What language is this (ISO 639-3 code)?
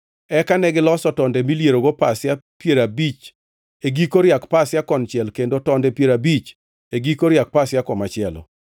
luo